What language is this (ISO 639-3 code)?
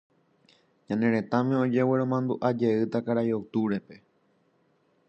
grn